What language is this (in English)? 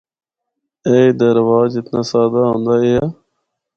Northern Hindko